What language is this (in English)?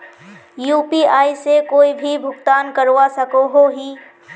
Magahi